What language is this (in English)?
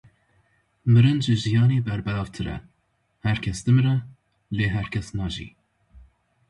Kurdish